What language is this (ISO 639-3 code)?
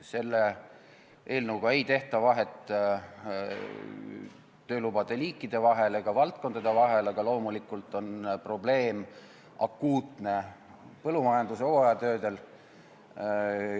est